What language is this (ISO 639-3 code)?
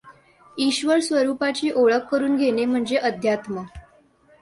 mar